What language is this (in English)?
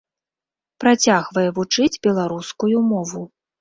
Belarusian